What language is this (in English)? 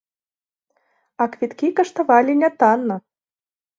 Belarusian